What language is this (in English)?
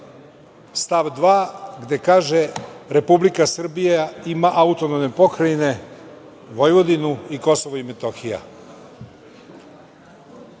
Serbian